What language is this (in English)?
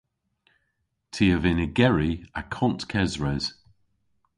Cornish